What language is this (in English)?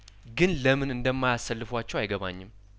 Amharic